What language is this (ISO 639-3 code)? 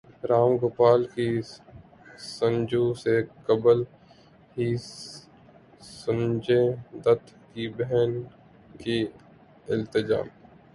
urd